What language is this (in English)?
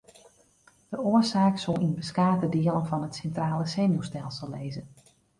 Western Frisian